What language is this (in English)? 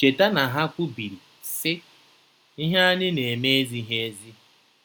Igbo